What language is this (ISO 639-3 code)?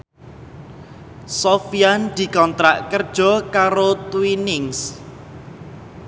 jav